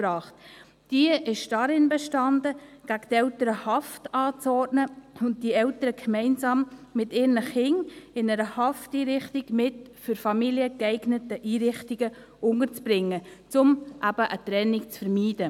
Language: Swiss German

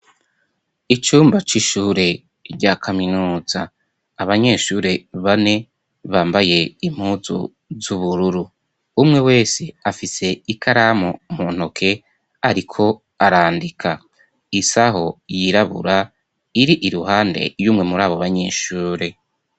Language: Rundi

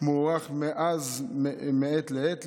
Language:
Hebrew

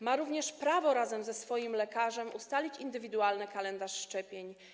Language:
Polish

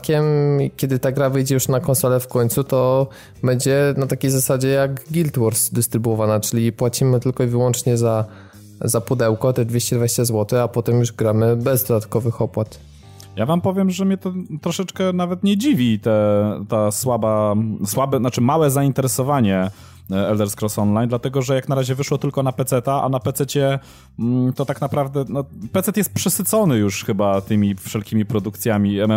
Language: Polish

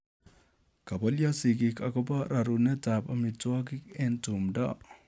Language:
Kalenjin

